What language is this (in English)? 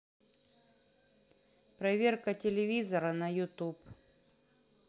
Russian